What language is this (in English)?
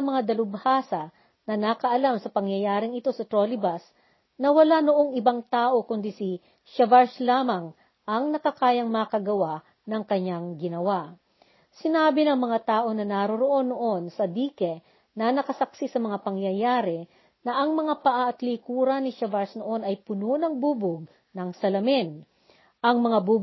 Filipino